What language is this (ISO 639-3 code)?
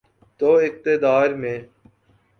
urd